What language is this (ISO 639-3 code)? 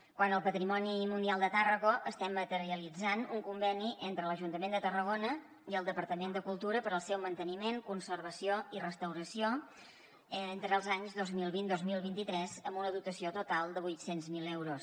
cat